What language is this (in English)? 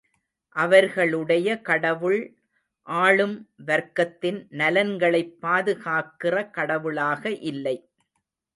Tamil